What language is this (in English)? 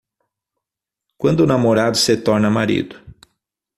Portuguese